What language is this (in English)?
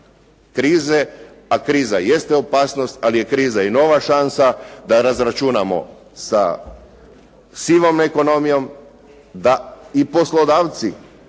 Croatian